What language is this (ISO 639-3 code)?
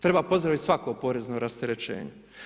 hrv